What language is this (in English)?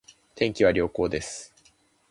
Japanese